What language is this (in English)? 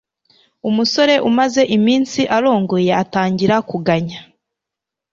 Kinyarwanda